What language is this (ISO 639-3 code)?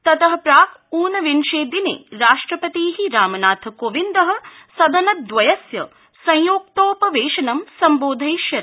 san